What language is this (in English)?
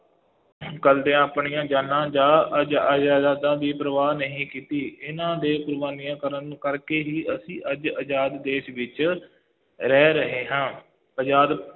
Punjabi